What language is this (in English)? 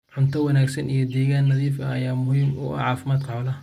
Somali